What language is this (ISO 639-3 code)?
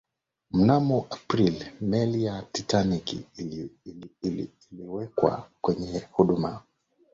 swa